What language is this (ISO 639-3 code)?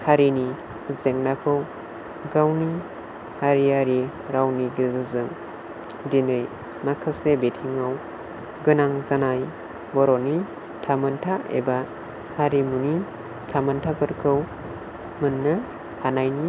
brx